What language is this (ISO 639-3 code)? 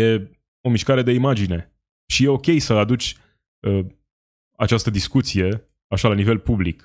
ron